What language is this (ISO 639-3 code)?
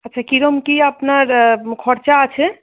ben